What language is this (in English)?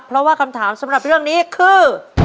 Thai